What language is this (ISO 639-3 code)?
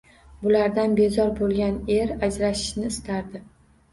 uzb